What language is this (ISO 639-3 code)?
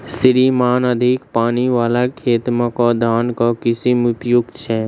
mai